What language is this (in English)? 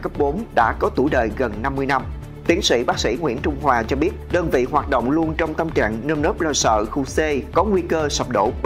Vietnamese